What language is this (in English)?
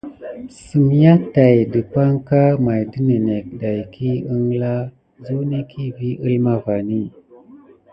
Gidar